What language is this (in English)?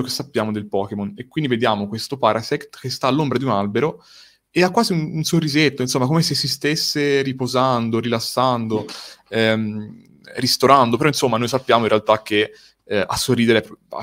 Italian